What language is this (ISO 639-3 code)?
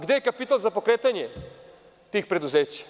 srp